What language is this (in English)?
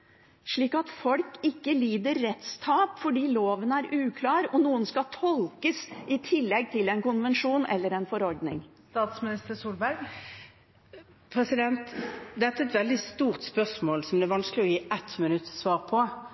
Norwegian Bokmål